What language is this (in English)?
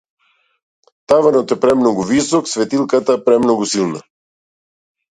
Macedonian